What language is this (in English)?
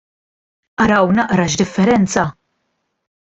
Maltese